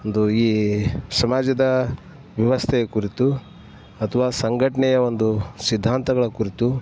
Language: Kannada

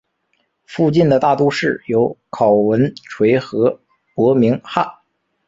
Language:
Chinese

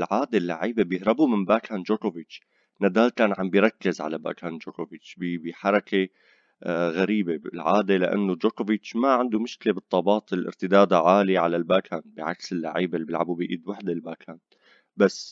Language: Arabic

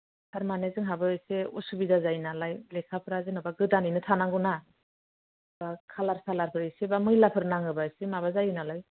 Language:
Bodo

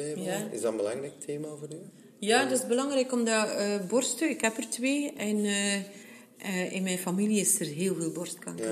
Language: Dutch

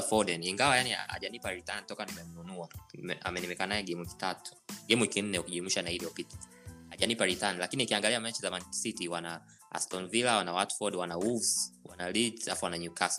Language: Swahili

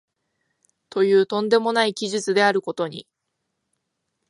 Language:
Japanese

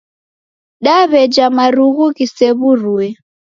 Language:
Taita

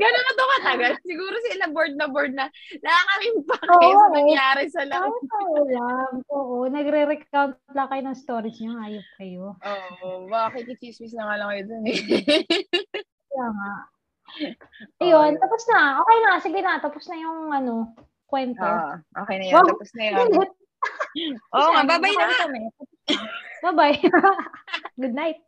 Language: Filipino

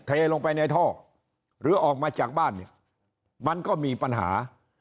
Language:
Thai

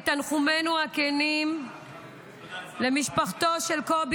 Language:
Hebrew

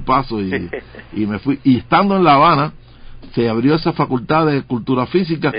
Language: Spanish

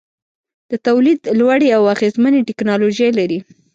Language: Pashto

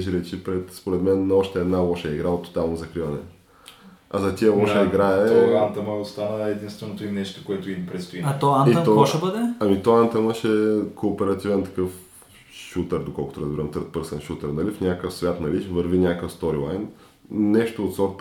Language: Bulgarian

